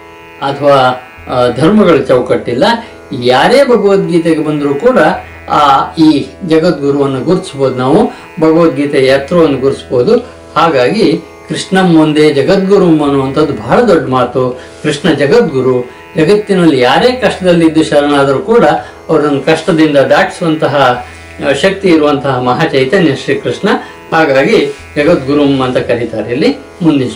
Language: Kannada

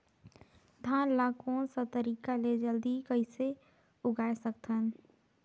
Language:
Chhattisgarhi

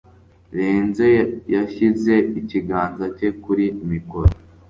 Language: Kinyarwanda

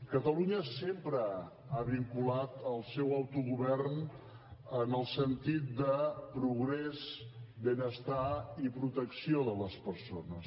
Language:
Catalan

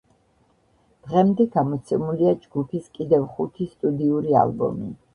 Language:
Georgian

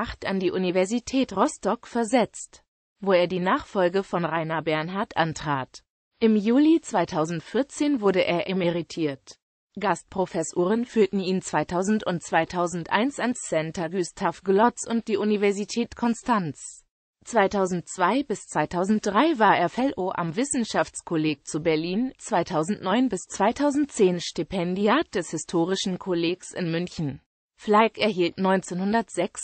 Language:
German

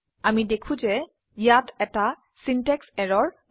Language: Assamese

